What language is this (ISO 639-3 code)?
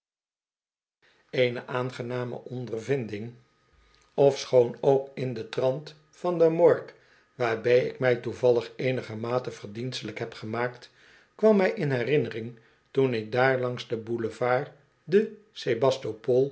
nld